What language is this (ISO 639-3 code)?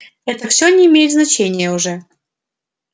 rus